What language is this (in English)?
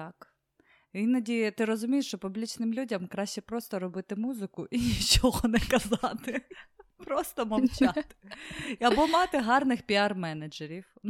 Ukrainian